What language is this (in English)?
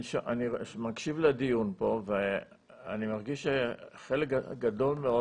Hebrew